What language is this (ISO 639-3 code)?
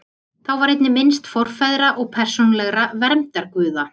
isl